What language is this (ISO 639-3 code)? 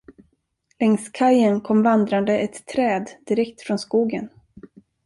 swe